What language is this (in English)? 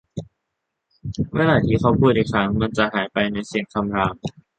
Thai